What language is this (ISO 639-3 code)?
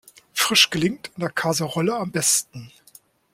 deu